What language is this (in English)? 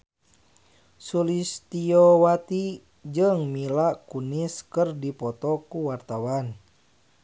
Sundanese